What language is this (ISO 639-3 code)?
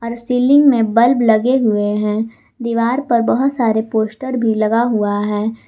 hin